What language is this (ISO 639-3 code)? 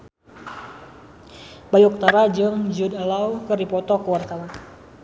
sun